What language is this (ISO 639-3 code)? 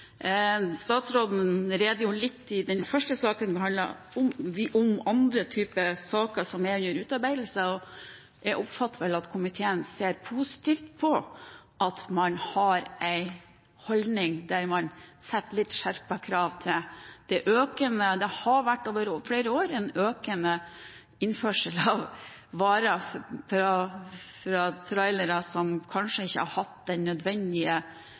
nob